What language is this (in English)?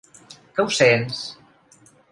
Catalan